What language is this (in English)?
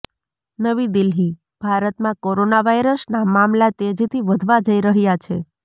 Gujarati